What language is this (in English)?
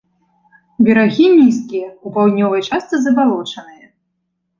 Belarusian